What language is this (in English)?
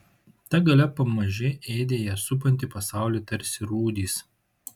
Lithuanian